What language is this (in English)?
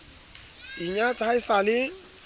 Southern Sotho